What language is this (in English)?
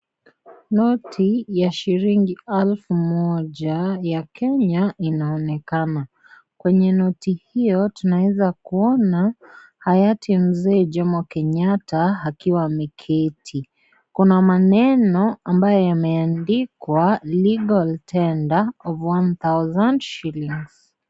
Swahili